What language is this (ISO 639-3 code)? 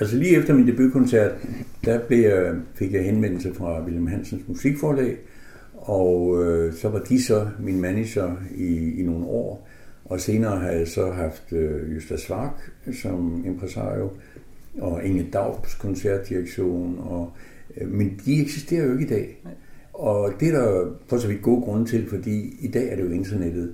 dan